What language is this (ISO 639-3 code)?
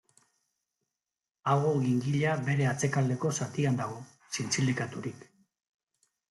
eus